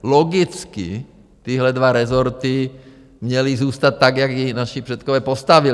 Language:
Czech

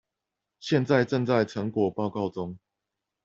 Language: Chinese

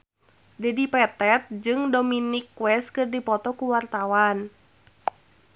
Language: Sundanese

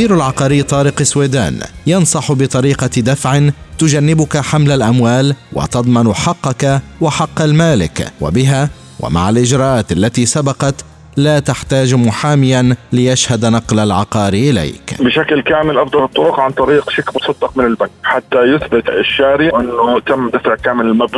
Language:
Arabic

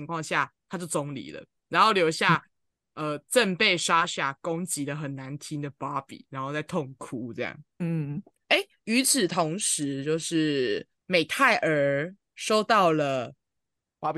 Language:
Chinese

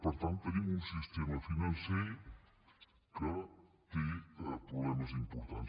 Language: Catalan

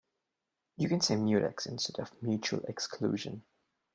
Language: English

